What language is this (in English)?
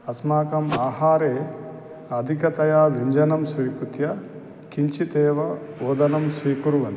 Sanskrit